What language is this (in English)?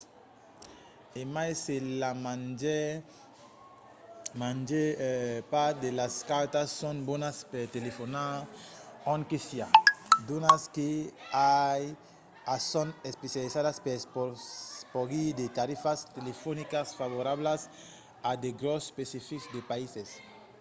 Occitan